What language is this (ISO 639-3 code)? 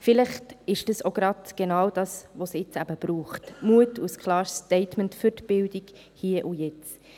gsw